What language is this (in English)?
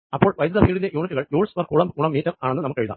Malayalam